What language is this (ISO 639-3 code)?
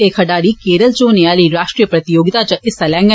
doi